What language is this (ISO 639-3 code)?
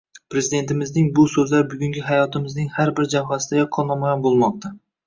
uzb